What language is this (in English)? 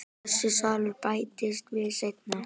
Icelandic